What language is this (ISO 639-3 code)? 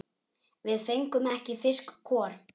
isl